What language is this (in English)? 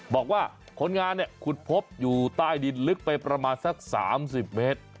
Thai